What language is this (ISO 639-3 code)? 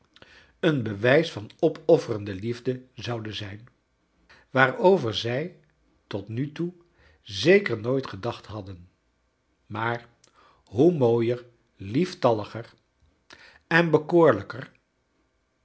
nld